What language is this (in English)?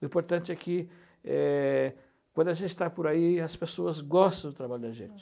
Portuguese